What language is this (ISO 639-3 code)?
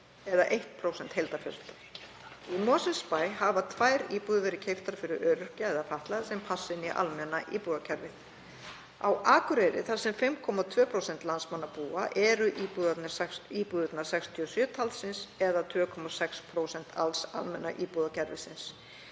isl